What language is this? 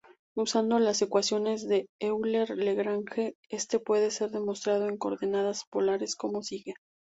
Spanish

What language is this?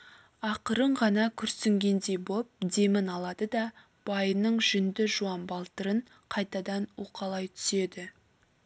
Kazakh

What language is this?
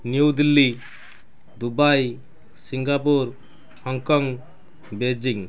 Odia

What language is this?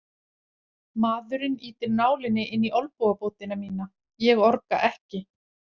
Icelandic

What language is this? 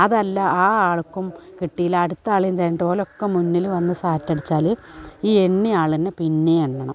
Malayalam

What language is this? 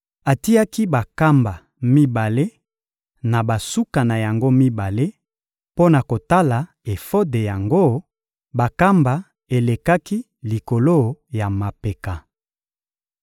Lingala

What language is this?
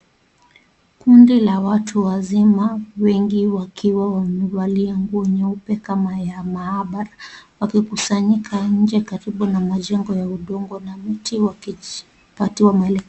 Swahili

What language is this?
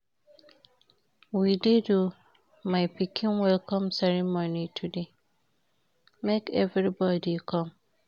Nigerian Pidgin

